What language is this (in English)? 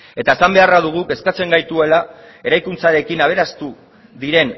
Basque